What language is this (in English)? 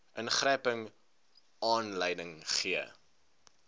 Afrikaans